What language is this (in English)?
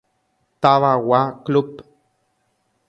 Guarani